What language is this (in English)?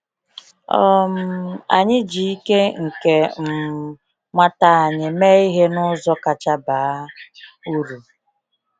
Igbo